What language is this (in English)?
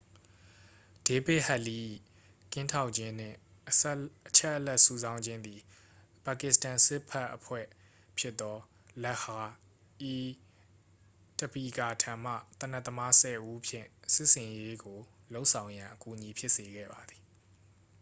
Burmese